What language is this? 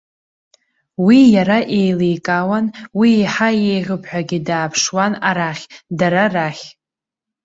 Abkhazian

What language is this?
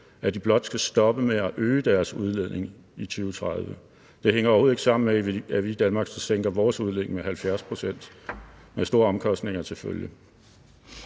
Danish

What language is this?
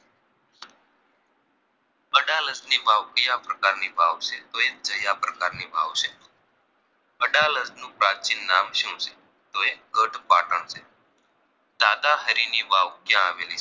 Gujarati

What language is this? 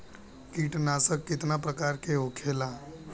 Bhojpuri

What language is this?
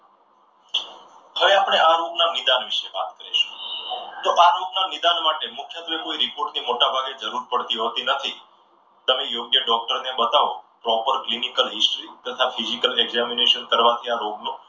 Gujarati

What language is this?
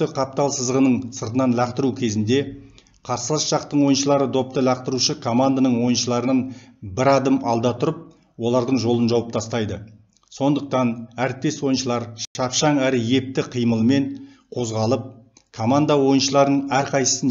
Turkish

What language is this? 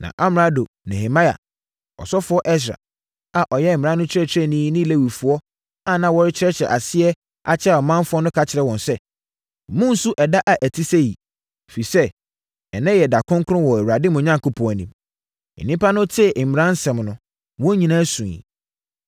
Akan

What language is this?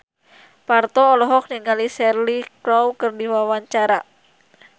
Sundanese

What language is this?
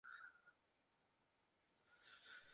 Chinese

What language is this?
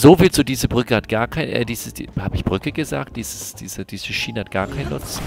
German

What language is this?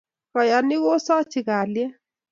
Kalenjin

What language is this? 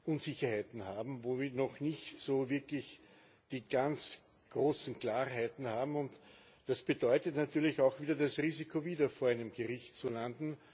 German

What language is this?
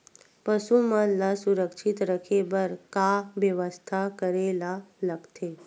Chhattisgarhi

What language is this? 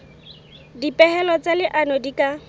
Southern Sotho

